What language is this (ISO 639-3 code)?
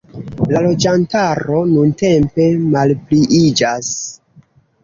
epo